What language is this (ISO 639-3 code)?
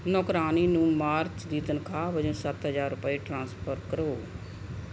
pan